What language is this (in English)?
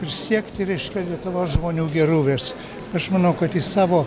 Lithuanian